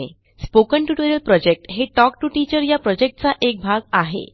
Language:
Marathi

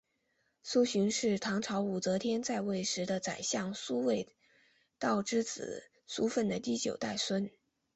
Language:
Chinese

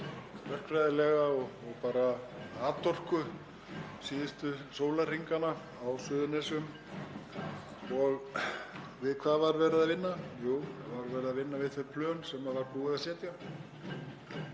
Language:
Icelandic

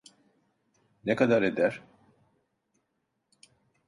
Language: Turkish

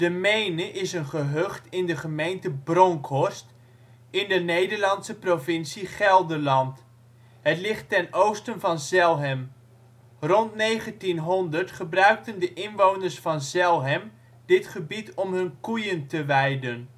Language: Dutch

